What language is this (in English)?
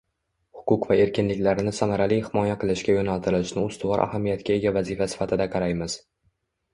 Uzbek